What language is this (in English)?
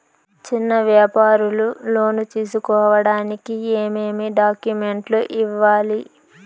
Telugu